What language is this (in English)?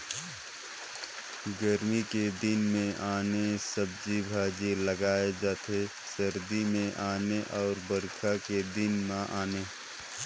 Chhattisgarhi